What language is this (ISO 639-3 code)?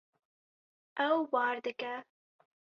kur